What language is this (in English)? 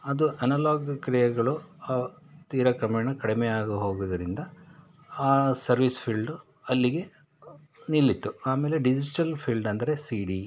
Kannada